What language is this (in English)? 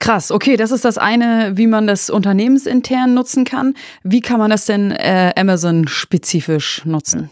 German